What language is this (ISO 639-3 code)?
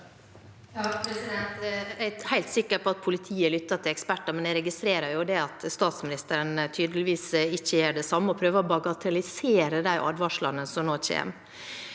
nor